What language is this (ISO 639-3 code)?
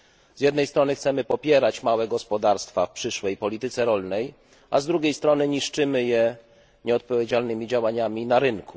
pol